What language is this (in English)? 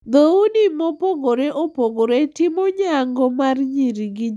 Luo (Kenya and Tanzania)